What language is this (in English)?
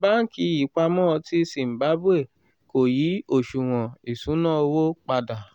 Yoruba